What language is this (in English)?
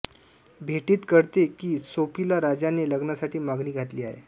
Marathi